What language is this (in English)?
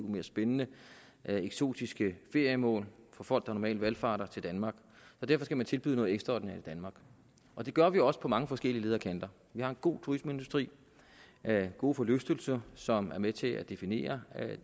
Danish